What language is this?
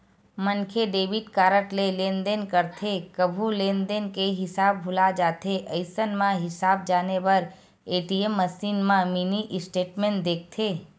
Chhattisgarhi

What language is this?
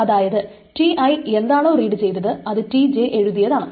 Malayalam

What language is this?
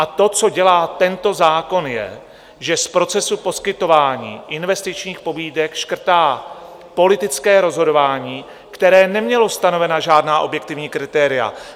Czech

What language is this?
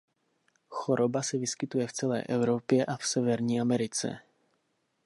Czech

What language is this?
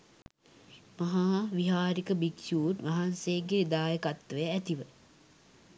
Sinhala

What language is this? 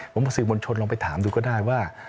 Thai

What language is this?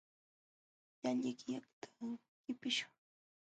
Jauja Wanca Quechua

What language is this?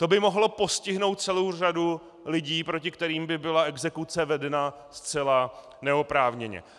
Czech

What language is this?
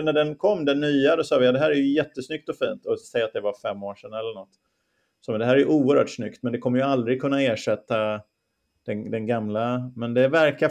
Swedish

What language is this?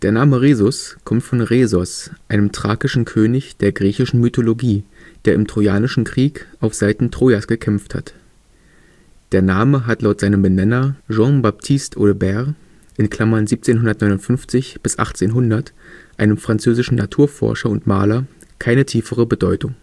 German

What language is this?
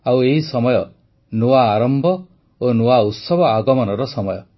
Odia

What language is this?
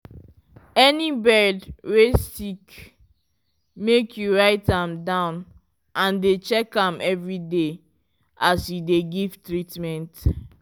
Nigerian Pidgin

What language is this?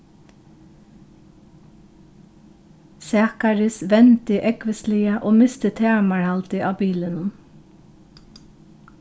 Faroese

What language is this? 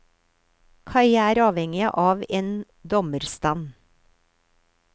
Norwegian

